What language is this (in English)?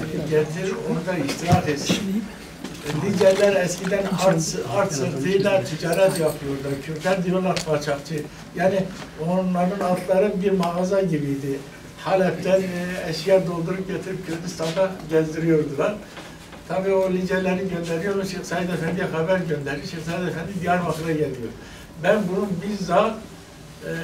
Turkish